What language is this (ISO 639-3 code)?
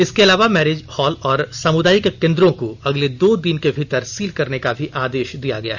hin